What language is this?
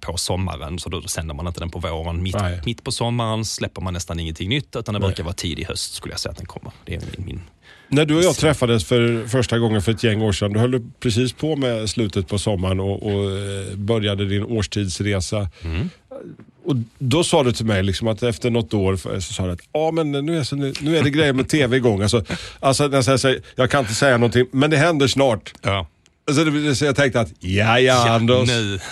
Swedish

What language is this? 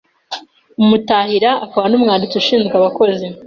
Kinyarwanda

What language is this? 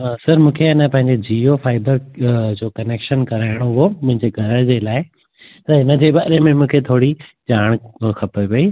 Sindhi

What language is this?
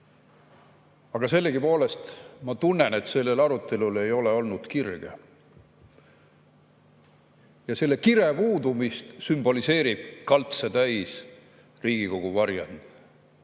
Estonian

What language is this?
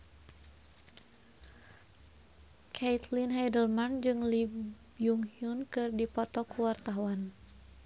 Sundanese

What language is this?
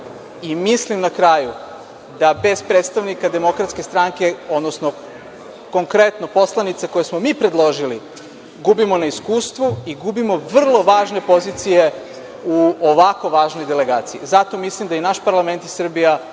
Serbian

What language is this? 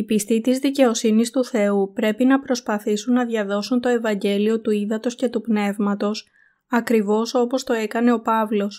Greek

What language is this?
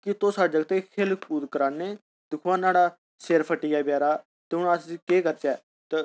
Dogri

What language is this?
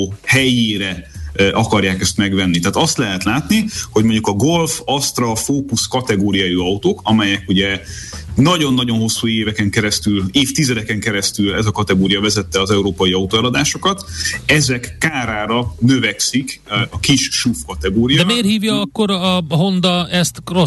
Hungarian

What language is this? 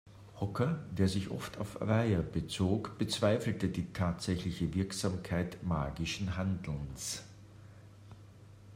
German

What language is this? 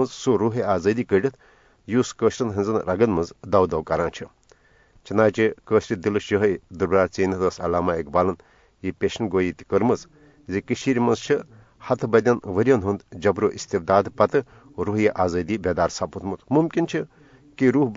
Urdu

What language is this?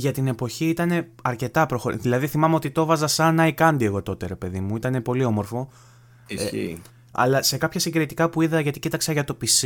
Greek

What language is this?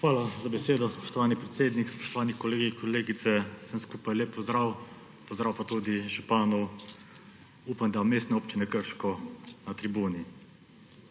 Slovenian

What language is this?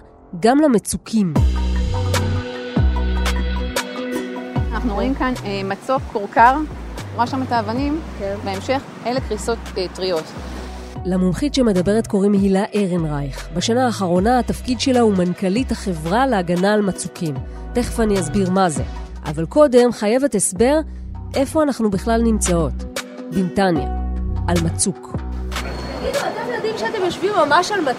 Hebrew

